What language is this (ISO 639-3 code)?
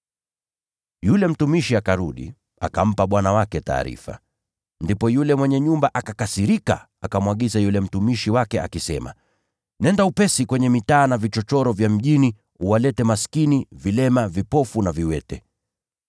swa